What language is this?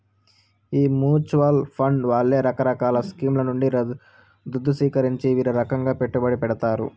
Telugu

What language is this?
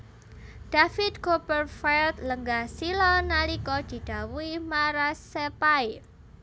Javanese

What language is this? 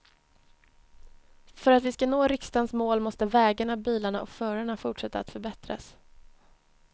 Swedish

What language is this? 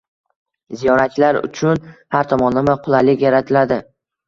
Uzbek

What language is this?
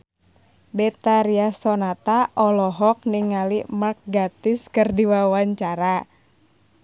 Sundanese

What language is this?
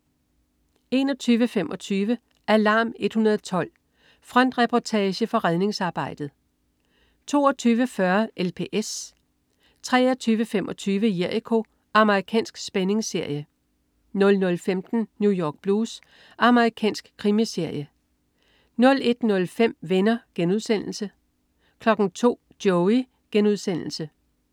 Danish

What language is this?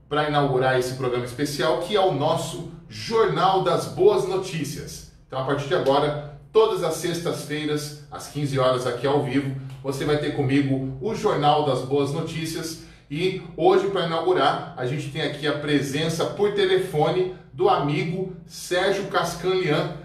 Portuguese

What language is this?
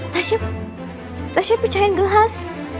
Indonesian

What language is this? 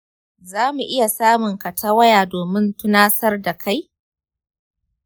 Hausa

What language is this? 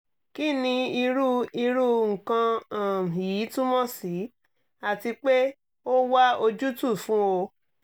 Yoruba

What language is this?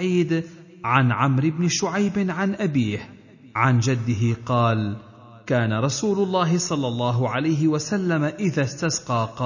Arabic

